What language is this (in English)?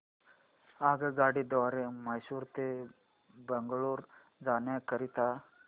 Marathi